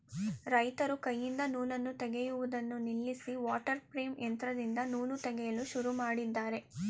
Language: Kannada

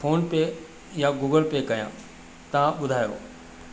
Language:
Sindhi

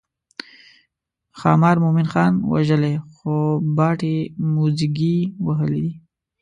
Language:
Pashto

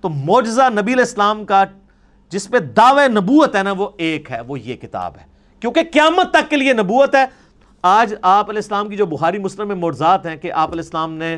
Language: Urdu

